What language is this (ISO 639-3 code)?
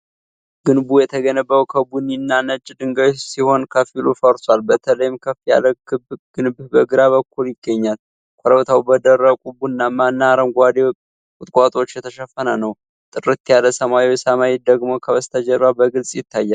amh